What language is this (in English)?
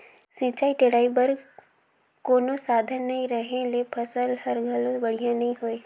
Chhattisgarhi